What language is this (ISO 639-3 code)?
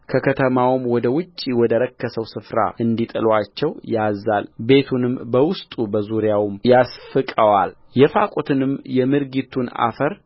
amh